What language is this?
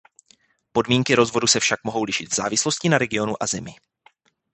Czech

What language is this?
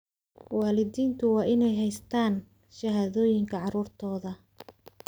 Somali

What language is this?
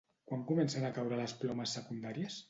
Catalan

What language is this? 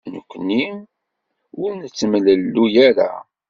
Kabyle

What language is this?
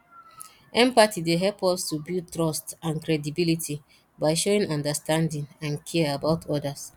Nigerian Pidgin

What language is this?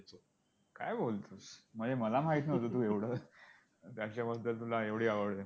Marathi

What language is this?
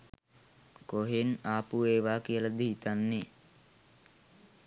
Sinhala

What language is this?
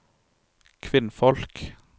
Norwegian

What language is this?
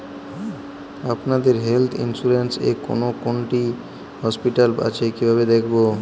Bangla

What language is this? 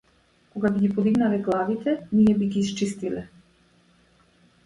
Macedonian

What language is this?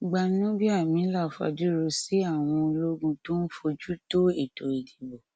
Yoruba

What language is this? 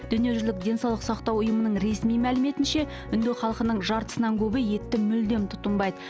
Kazakh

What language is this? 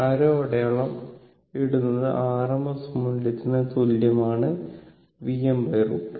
Malayalam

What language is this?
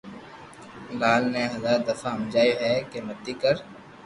Loarki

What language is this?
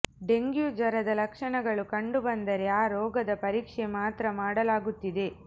Kannada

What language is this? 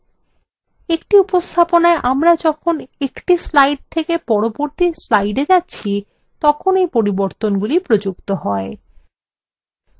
Bangla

